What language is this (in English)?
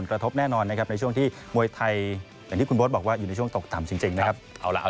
Thai